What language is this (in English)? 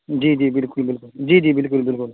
Urdu